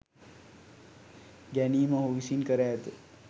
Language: Sinhala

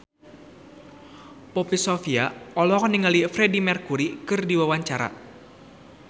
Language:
Sundanese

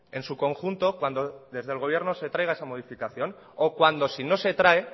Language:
Spanish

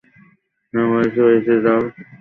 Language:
Bangla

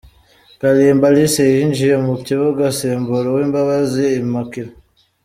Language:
Kinyarwanda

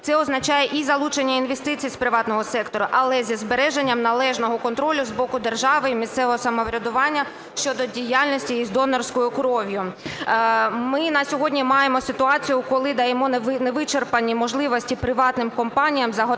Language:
Ukrainian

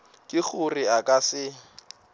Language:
Northern Sotho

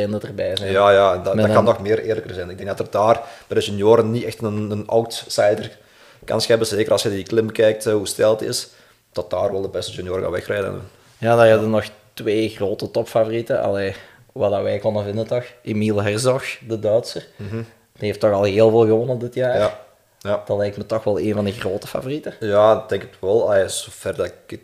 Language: Dutch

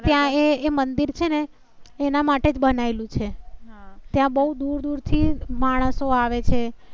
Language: Gujarati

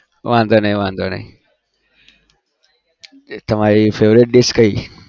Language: Gujarati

